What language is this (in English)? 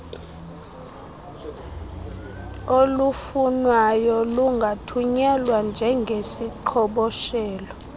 Xhosa